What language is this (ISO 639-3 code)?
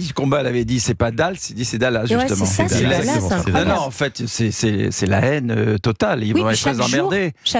fra